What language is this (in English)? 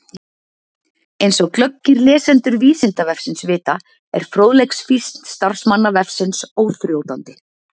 Icelandic